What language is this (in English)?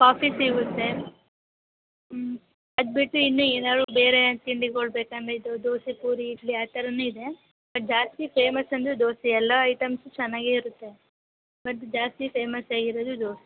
Kannada